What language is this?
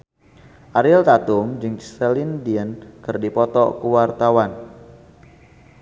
Sundanese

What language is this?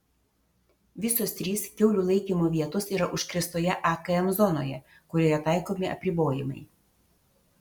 Lithuanian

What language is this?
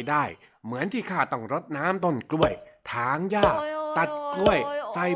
Thai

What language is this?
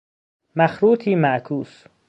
Persian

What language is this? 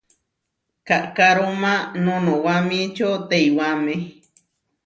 Huarijio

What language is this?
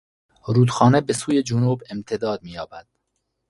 Persian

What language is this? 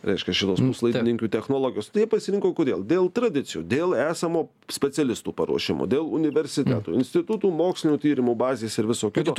Lithuanian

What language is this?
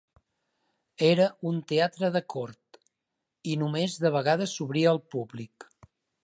Catalan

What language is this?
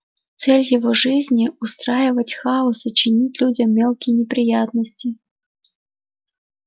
Russian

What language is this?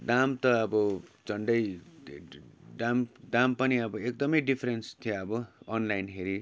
Nepali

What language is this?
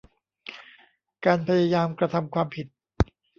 Thai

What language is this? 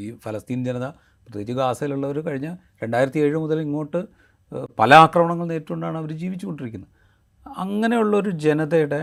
Malayalam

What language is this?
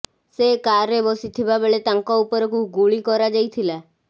Odia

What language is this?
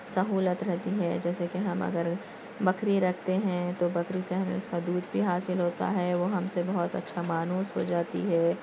Urdu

